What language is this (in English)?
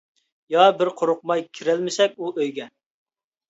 Uyghur